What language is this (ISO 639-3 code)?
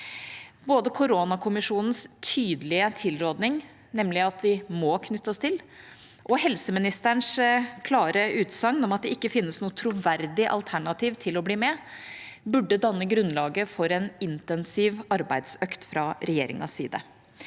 nor